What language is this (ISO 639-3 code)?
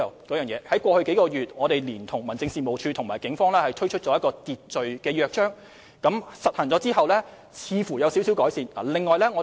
yue